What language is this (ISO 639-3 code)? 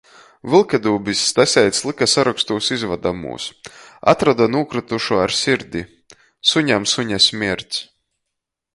ltg